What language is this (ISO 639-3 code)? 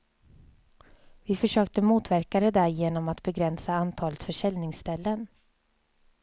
swe